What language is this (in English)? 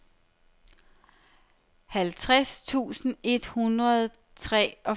Danish